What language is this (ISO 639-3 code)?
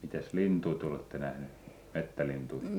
fin